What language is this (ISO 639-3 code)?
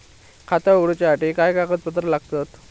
mar